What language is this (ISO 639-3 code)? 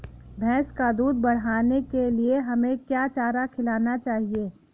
hin